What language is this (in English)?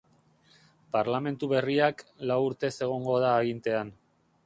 Basque